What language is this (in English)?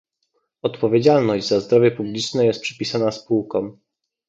Polish